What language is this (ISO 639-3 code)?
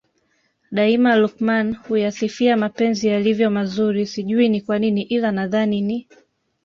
swa